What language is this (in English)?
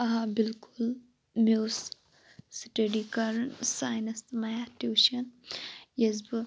Kashmiri